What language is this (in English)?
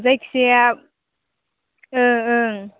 Bodo